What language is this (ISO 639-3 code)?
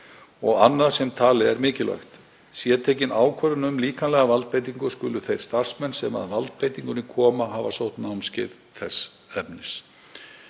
isl